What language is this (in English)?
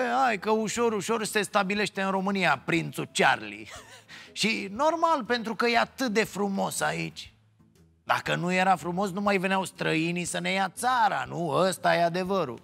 Romanian